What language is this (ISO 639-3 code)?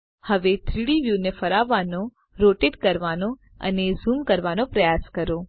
guj